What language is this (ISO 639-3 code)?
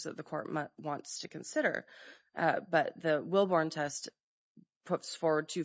eng